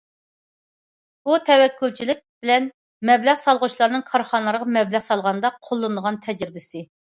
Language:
Uyghur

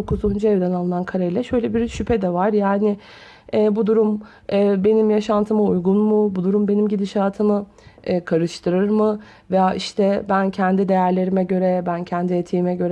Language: Turkish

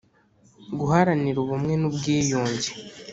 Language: Kinyarwanda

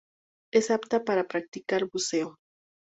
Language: Spanish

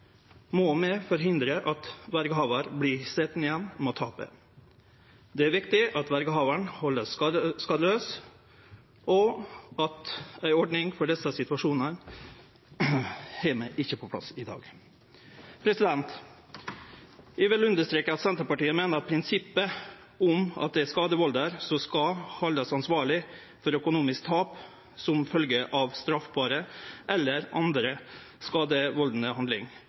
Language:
Norwegian Nynorsk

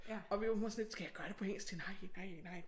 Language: Danish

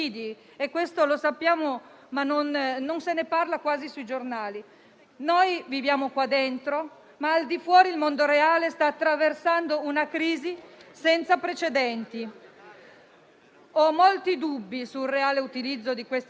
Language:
Italian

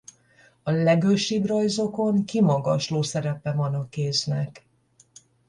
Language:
Hungarian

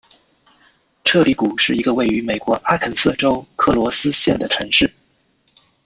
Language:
Chinese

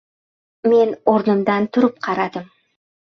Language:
Uzbek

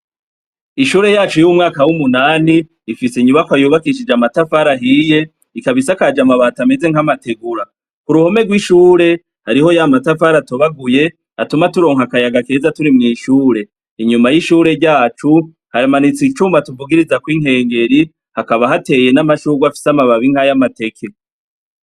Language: Rundi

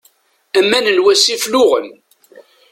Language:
Kabyle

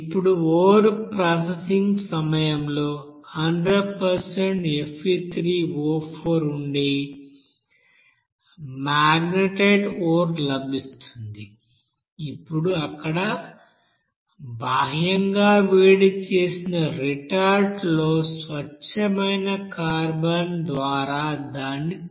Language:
Telugu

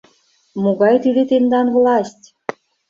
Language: Mari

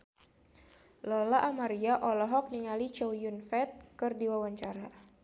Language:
Sundanese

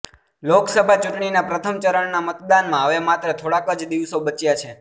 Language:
Gujarati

